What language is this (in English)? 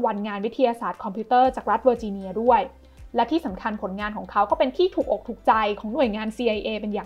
Thai